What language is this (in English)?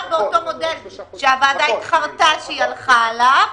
Hebrew